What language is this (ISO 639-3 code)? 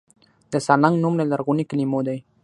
pus